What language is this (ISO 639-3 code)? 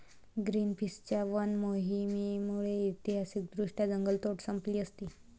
mar